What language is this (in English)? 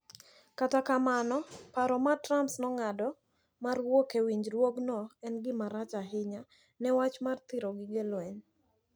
Luo (Kenya and Tanzania)